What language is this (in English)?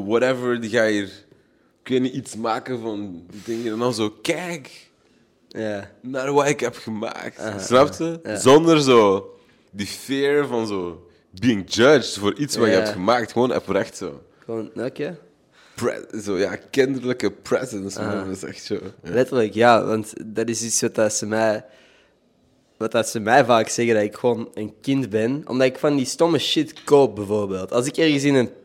Dutch